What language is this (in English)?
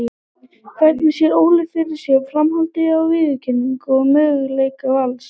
Icelandic